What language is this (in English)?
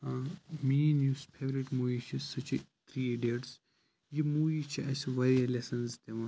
Kashmiri